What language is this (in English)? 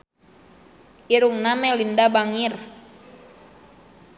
Sundanese